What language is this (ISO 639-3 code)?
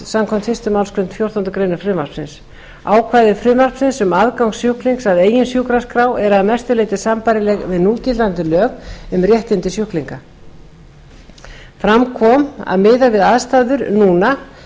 isl